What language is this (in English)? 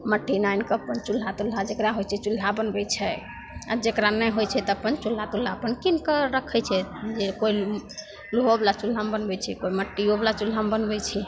Maithili